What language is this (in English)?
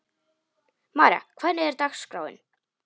Icelandic